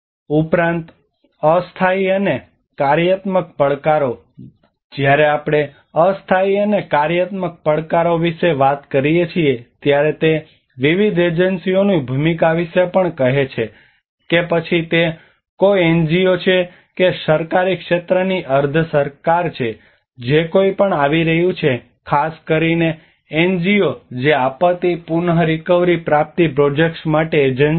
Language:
Gujarati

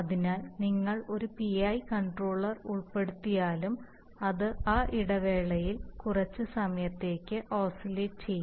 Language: Malayalam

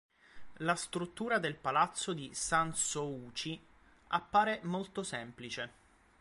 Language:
Italian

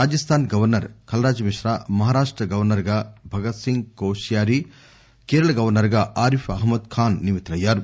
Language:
Telugu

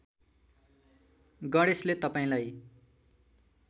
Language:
Nepali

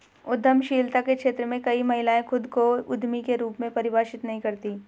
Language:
Hindi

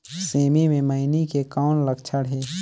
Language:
Chhattisgarhi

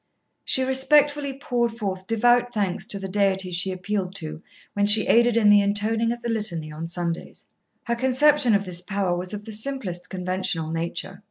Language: English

